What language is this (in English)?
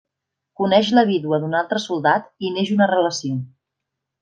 Catalan